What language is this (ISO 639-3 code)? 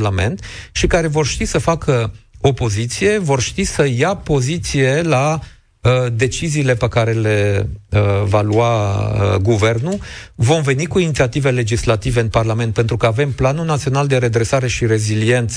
ron